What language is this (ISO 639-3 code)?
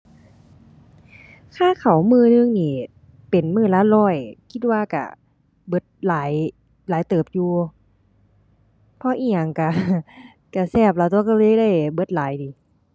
tha